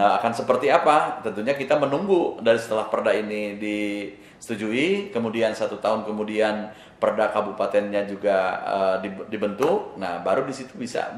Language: Indonesian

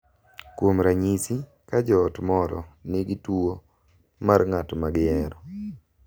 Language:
Luo (Kenya and Tanzania)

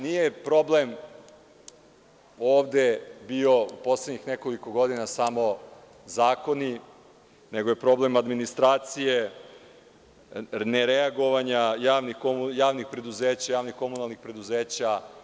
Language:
Serbian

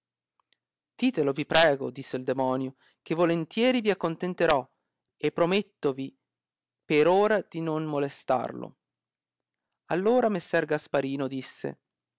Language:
Italian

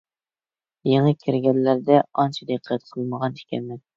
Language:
Uyghur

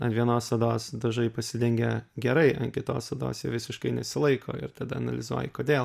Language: Lithuanian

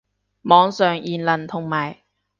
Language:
Cantonese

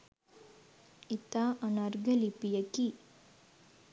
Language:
Sinhala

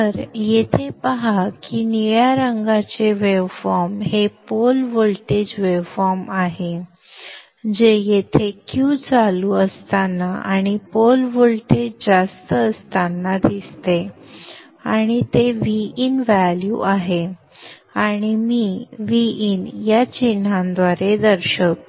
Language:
Marathi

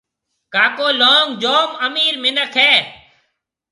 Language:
Marwari (Pakistan)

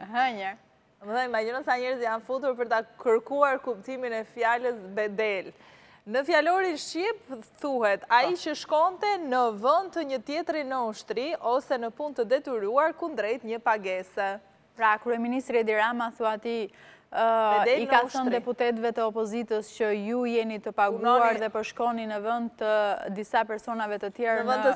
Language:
Romanian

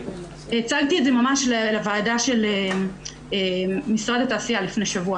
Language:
Hebrew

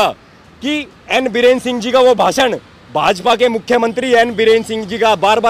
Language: Hindi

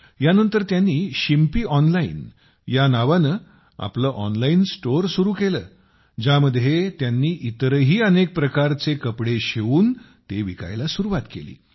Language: Marathi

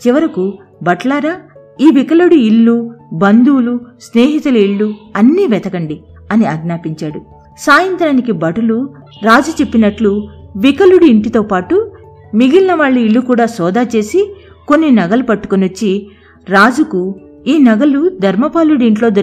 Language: Telugu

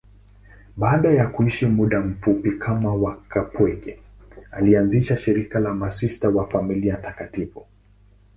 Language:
Swahili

